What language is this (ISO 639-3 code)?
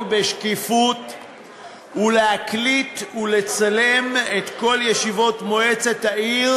heb